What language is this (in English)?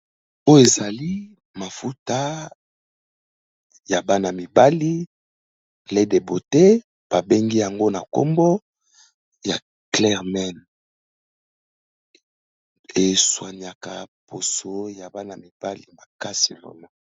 Lingala